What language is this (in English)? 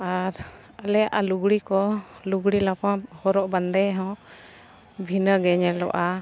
Santali